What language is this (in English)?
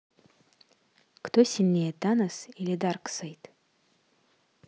Russian